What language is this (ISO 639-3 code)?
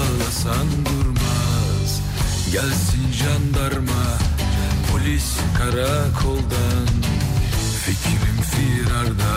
tur